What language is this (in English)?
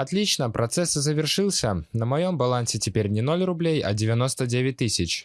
Russian